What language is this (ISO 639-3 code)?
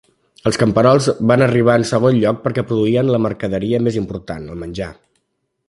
cat